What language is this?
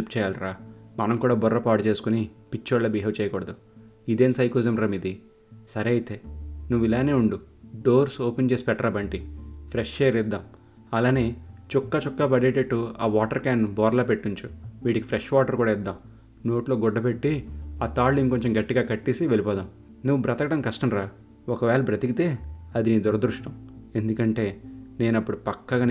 Telugu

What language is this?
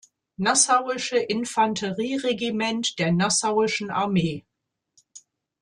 German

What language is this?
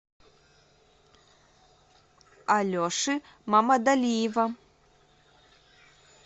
Russian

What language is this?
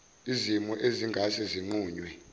Zulu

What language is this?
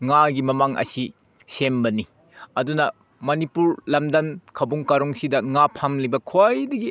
Manipuri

